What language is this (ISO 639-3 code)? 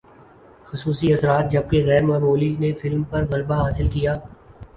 urd